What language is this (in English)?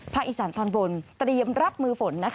Thai